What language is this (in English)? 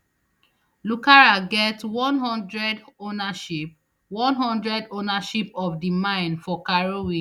Nigerian Pidgin